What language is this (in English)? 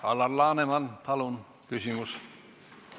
Estonian